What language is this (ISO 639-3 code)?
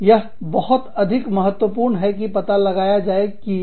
hin